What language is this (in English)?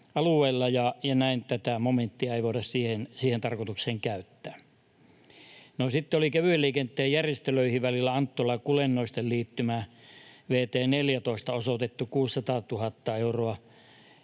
Finnish